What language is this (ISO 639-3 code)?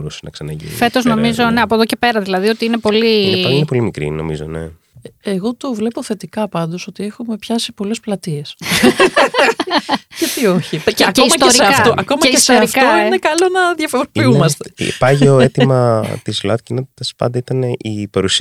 ell